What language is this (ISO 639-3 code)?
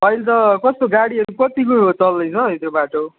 nep